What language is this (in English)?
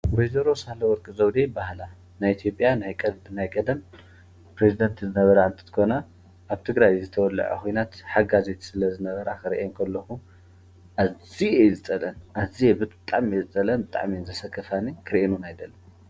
Tigrinya